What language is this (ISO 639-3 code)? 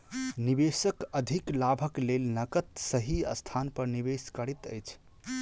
mai